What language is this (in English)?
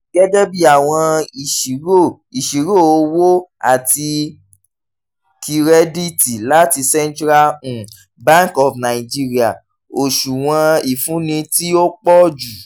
Yoruba